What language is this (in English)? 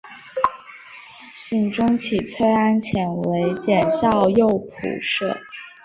Chinese